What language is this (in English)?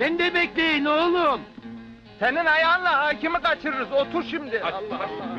Turkish